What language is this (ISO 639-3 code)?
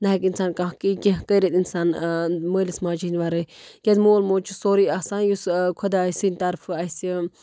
kas